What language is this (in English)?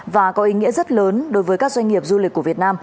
Vietnamese